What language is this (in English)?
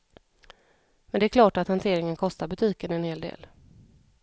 Swedish